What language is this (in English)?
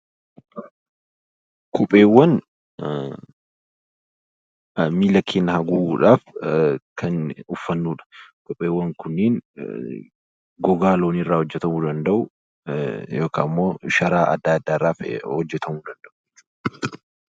Oromo